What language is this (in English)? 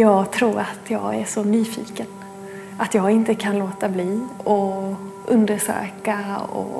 Swedish